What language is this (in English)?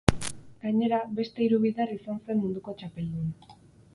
Basque